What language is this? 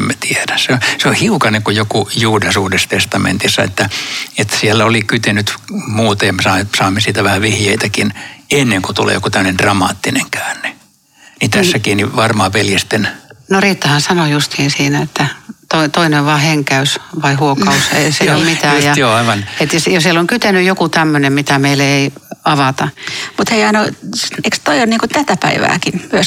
Finnish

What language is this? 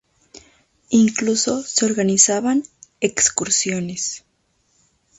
Spanish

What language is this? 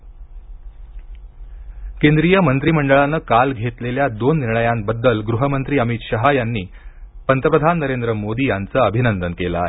Marathi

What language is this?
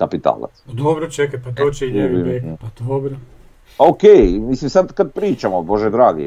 Croatian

